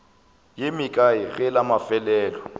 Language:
Northern Sotho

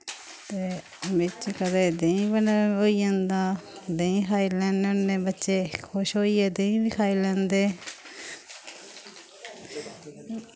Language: Dogri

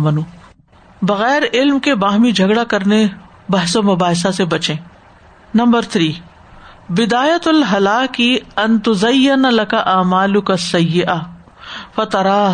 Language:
Urdu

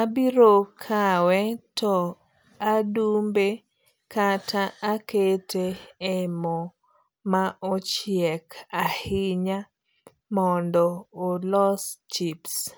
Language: Luo (Kenya and Tanzania)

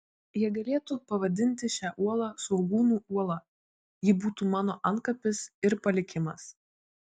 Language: Lithuanian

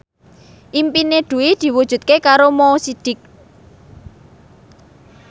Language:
Javanese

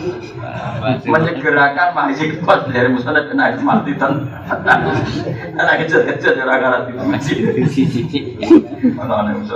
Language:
Indonesian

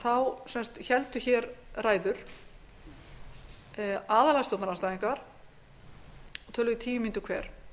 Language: Icelandic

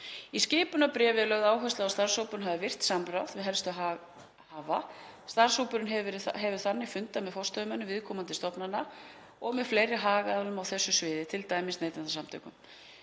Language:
Icelandic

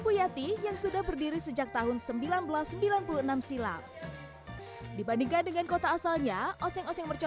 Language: Indonesian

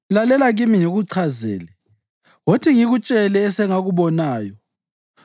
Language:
North Ndebele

